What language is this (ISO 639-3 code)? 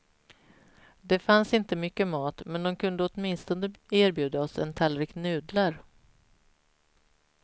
swe